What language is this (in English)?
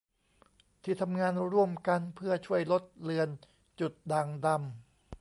Thai